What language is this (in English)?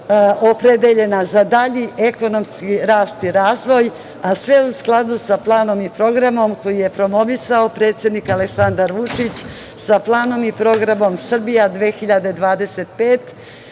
Serbian